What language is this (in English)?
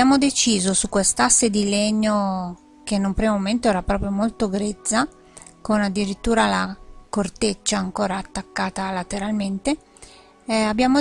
Italian